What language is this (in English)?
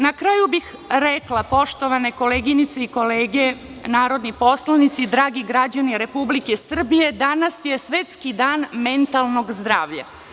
Serbian